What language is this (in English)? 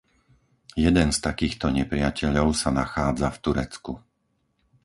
Slovak